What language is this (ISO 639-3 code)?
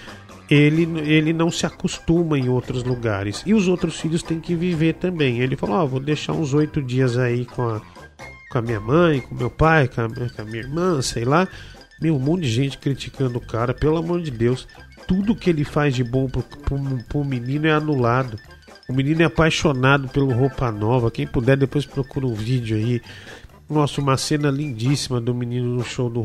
por